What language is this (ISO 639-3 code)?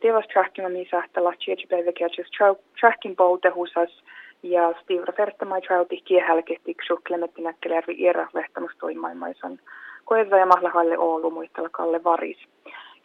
fin